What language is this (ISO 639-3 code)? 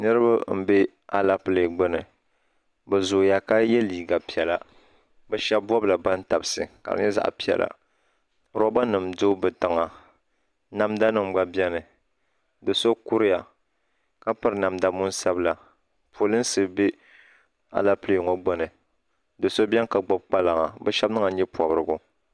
dag